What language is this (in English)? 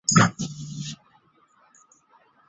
Chinese